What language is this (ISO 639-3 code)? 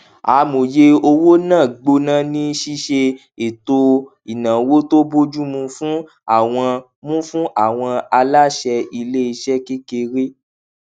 yor